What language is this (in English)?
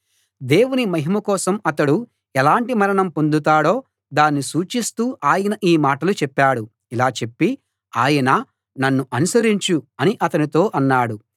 Telugu